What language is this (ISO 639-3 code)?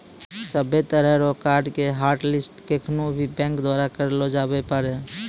mai